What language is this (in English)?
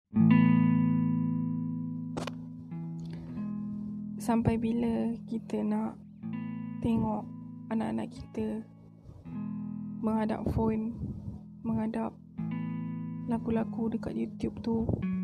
Malay